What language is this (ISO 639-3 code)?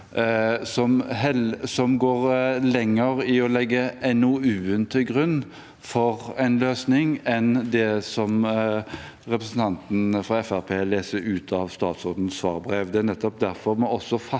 nor